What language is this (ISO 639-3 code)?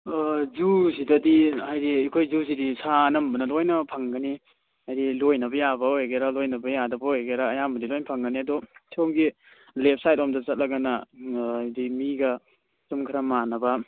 mni